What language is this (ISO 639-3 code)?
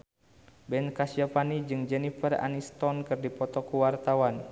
sun